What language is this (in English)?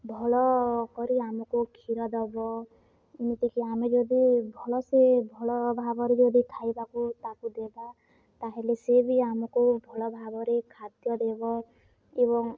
Odia